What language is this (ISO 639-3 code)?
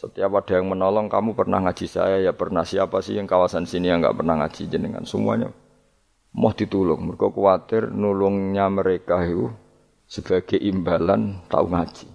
msa